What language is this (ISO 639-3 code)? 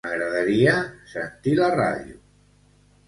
cat